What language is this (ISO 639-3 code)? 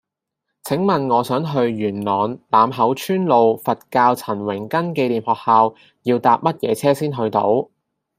yue